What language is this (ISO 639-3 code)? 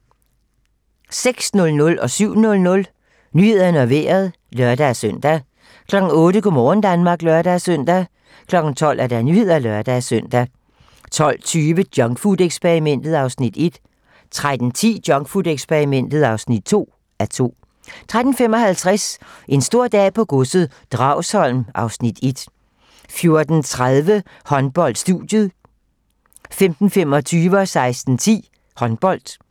dan